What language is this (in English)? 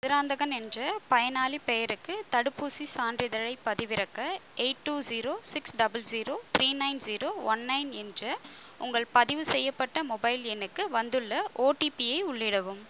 Tamil